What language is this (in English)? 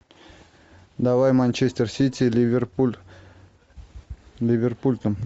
Russian